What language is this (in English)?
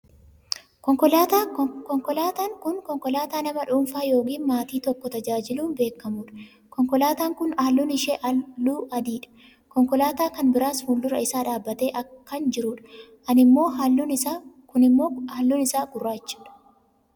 Oromo